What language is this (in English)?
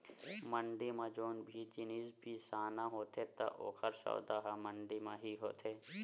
Chhattisgarhi